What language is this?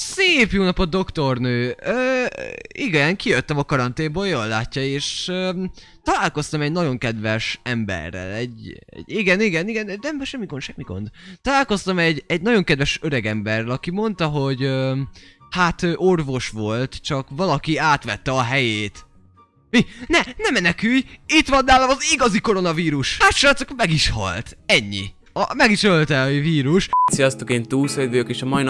Hungarian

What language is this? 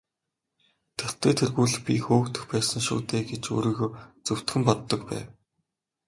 Mongolian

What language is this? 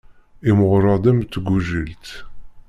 Kabyle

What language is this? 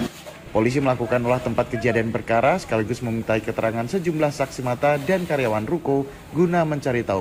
Indonesian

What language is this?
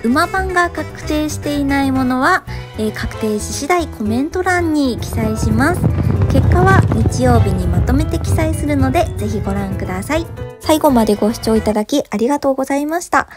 Japanese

